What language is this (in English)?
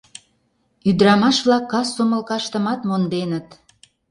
Mari